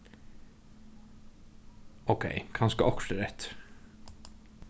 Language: Faroese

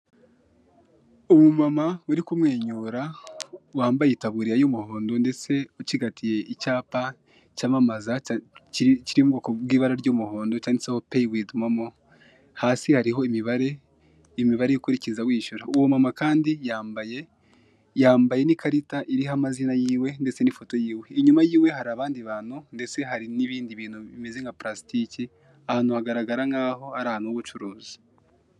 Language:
Kinyarwanda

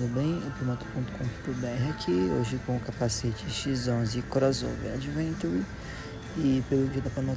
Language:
Portuguese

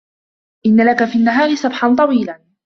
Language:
Arabic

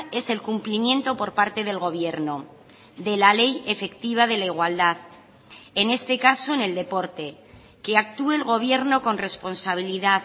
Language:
Spanish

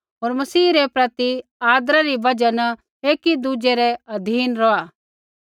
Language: Kullu Pahari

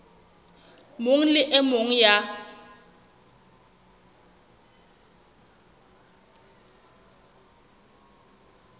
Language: Southern Sotho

